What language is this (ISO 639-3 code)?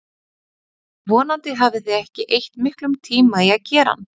isl